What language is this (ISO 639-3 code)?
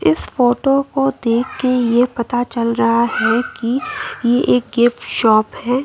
hin